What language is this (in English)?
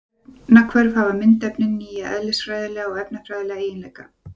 Icelandic